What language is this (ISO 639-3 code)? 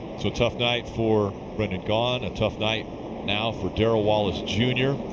eng